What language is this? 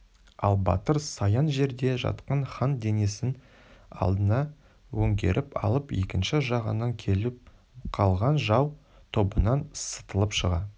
Kazakh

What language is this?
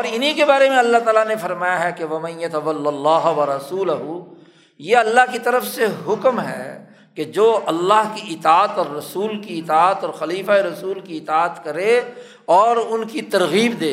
Urdu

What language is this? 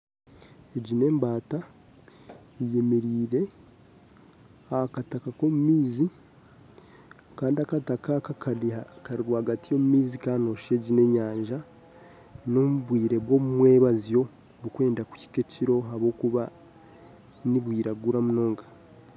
Nyankole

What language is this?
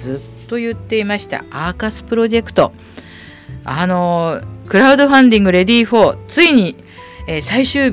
Japanese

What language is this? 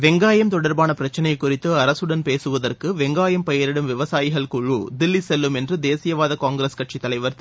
Tamil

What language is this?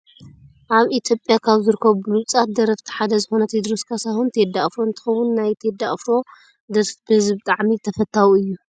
Tigrinya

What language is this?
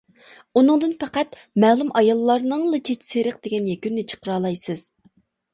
Uyghur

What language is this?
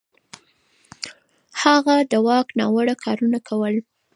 Pashto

